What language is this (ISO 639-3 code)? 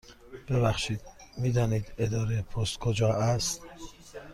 fas